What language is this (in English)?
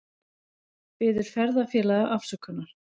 Icelandic